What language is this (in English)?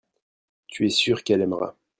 French